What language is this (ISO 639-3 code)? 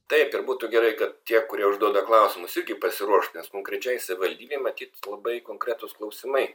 lit